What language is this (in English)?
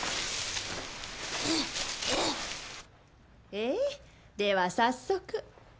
Japanese